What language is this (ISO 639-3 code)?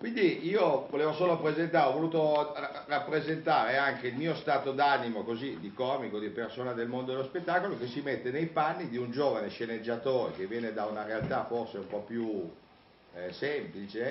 ita